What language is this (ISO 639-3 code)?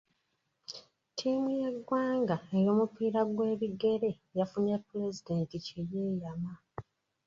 lug